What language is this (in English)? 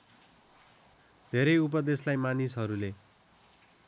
Nepali